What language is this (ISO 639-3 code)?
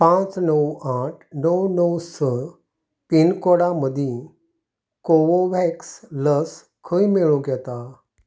kok